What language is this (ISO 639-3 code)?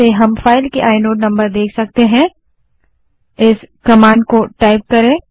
hin